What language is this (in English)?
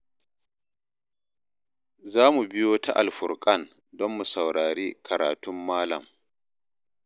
Hausa